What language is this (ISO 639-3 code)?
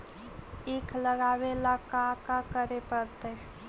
mag